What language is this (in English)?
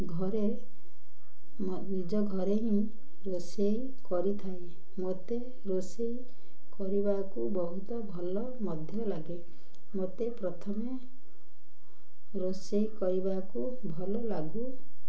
Odia